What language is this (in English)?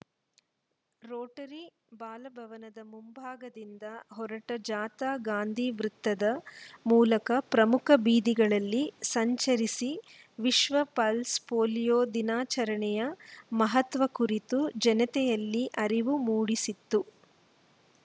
Kannada